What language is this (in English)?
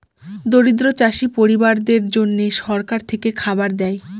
Bangla